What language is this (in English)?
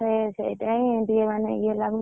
Odia